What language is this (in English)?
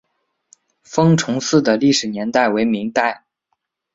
Chinese